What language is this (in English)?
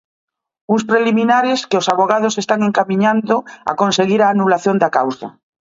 Galician